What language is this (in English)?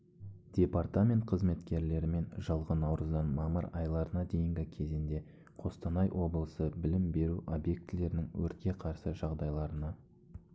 Kazakh